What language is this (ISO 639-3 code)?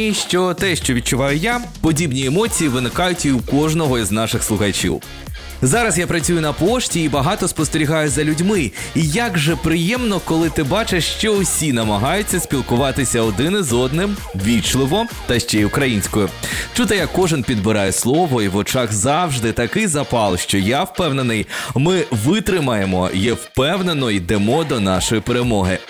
ukr